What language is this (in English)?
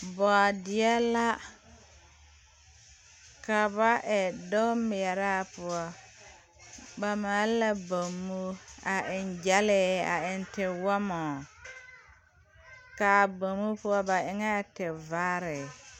Southern Dagaare